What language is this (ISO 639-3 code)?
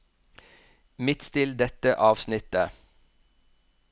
nor